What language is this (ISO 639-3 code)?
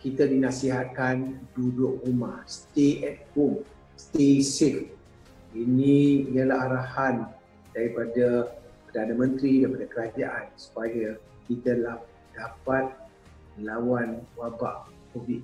msa